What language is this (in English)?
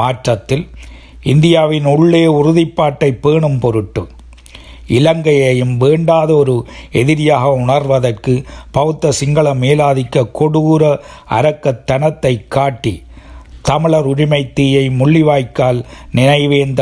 Tamil